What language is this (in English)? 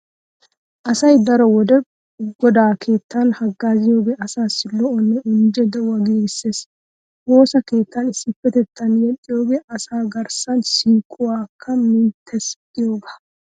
Wolaytta